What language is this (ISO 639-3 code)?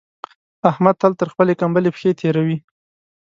pus